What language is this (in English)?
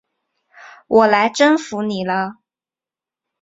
Chinese